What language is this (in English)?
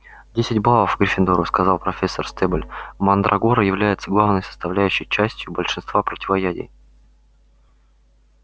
Russian